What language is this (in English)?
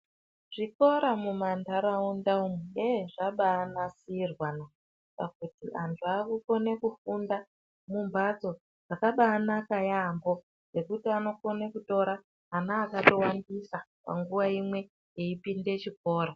Ndau